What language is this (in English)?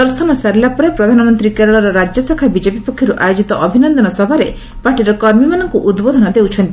Odia